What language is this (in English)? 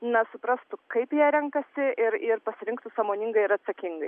Lithuanian